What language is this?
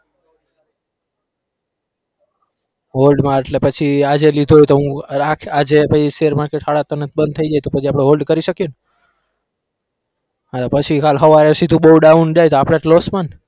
Gujarati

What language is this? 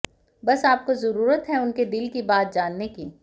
Hindi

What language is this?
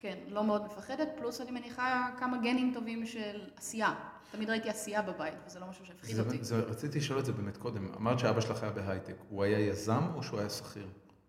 Hebrew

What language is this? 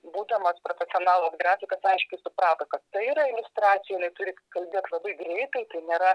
Lithuanian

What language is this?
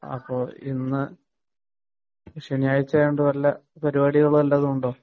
Malayalam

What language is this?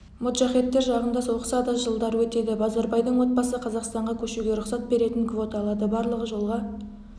Kazakh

